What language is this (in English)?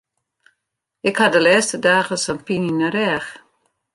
Western Frisian